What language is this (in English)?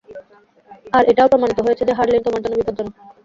Bangla